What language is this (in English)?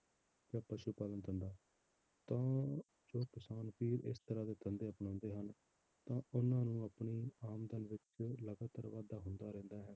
Punjabi